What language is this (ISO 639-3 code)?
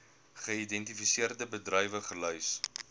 afr